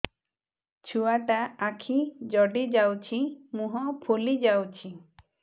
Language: Odia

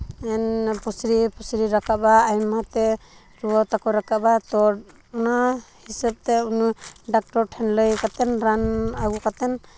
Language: Santali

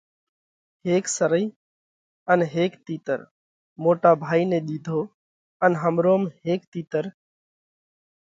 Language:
Parkari Koli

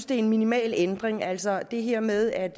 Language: Danish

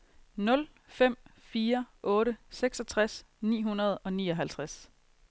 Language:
Danish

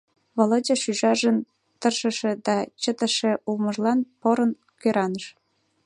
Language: Mari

